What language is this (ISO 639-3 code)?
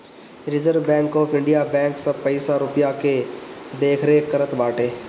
bho